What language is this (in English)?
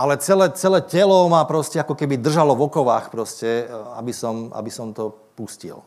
Slovak